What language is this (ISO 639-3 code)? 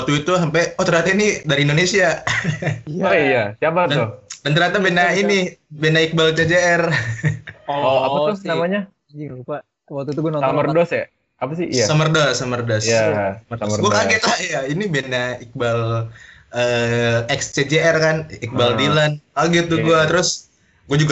ind